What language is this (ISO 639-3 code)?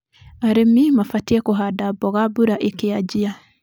kik